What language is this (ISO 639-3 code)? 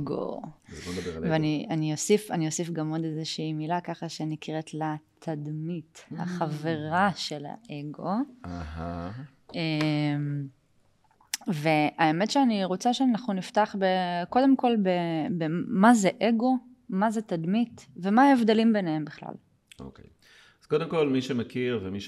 heb